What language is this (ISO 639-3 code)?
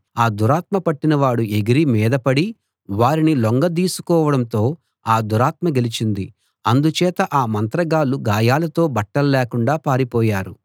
tel